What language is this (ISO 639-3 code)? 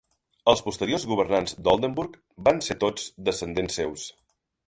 cat